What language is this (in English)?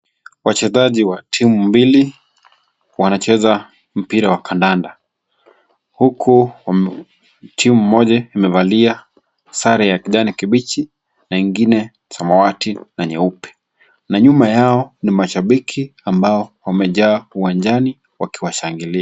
Swahili